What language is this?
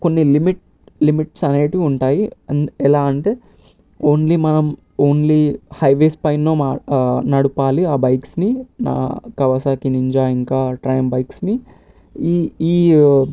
Telugu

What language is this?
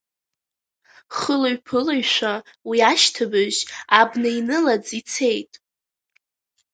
Abkhazian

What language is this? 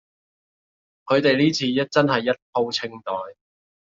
Cantonese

